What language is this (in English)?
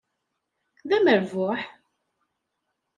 Kabyle